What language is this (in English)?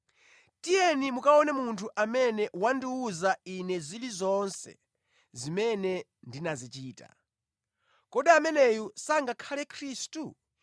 Nyanja